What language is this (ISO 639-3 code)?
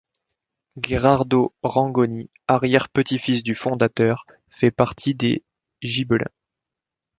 fra